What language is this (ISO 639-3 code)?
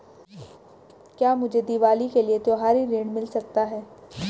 hin